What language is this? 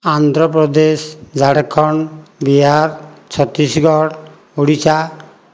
Odia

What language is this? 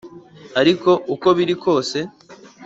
Kinyarwanda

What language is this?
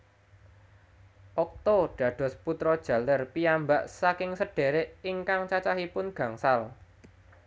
Javanese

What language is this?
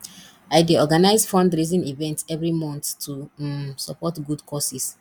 Nigerian Pidgin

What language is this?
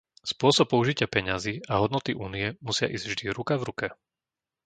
Slovak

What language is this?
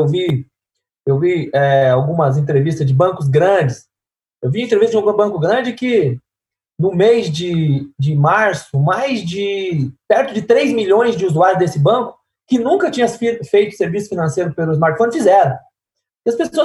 Portuguese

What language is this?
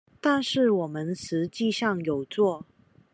Chinese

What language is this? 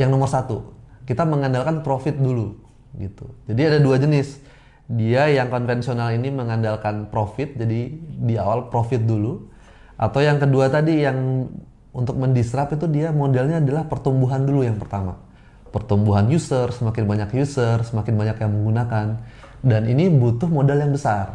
Indonesian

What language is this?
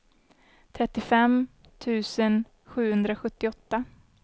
Swedish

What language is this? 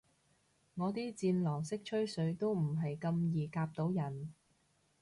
Cantonese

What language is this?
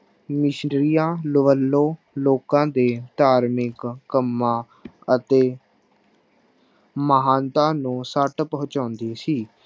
Punjabi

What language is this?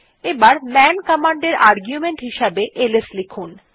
Bangla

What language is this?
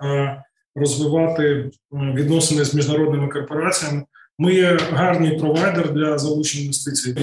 Ukrainian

